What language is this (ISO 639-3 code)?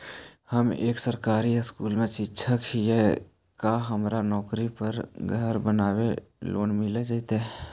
mag